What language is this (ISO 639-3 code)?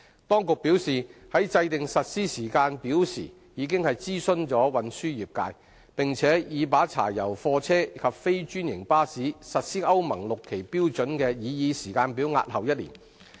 yue